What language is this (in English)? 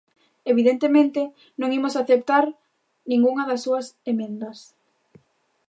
Galician